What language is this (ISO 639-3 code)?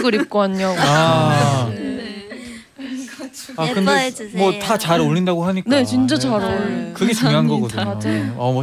kor